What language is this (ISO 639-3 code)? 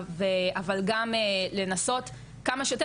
heb